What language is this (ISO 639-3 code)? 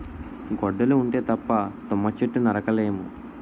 tel